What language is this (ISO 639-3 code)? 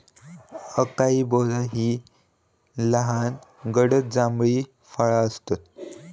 mar